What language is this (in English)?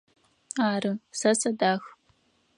Adyghe